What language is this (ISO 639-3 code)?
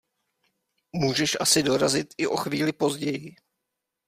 ces